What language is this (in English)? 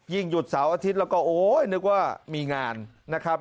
Thai